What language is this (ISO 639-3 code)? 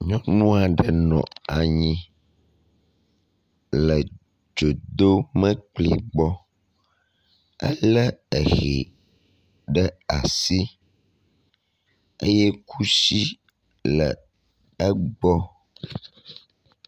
ewe